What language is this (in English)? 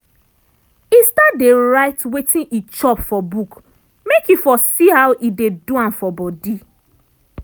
Nigerian Pidgin